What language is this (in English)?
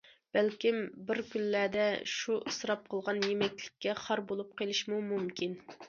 Uyghur